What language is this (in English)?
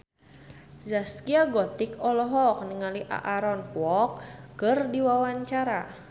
Sundanese